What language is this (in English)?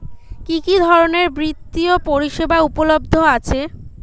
Bangla